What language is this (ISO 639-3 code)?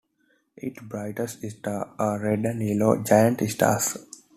eng